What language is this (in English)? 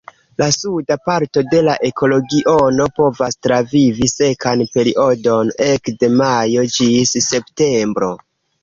Esperanto